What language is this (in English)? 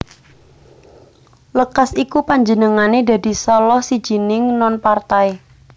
Javanese